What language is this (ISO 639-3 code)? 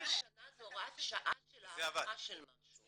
heb